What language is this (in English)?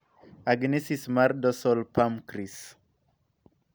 Luo (Kenya and Tanzania)